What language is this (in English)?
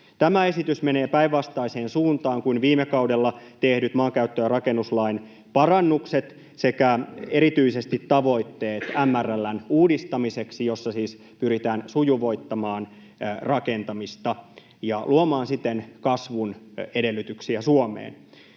Finnish